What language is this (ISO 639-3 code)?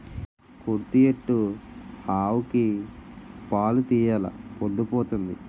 tel